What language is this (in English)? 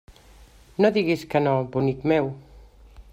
Catalan